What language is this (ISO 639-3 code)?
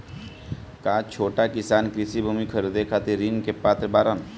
bho